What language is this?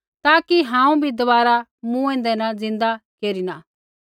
Kullu Pahari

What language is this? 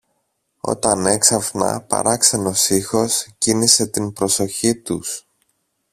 Greek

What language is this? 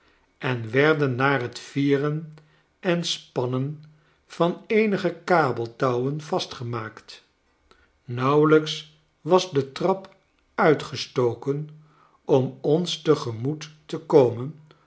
Dutch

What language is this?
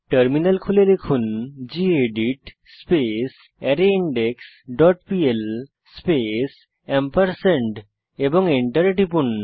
Bangla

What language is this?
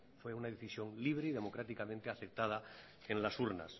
Spanish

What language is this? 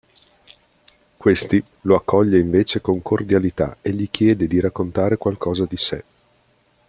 Italian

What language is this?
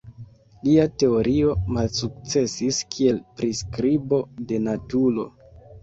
Esperanto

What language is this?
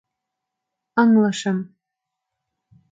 Mari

